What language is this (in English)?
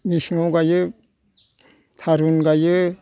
Bodo